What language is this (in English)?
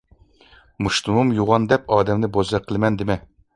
Uyghur